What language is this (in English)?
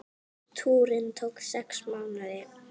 Icelandic